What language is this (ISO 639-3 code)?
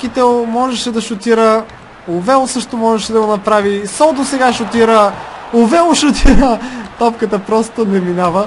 bul